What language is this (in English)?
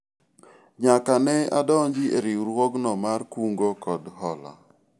Luo (Kenya and Tanzania)